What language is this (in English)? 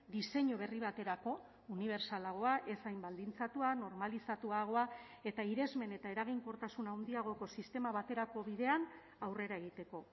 Basque